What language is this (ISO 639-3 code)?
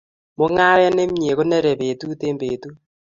kln